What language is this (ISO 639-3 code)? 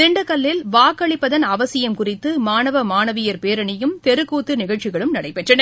tam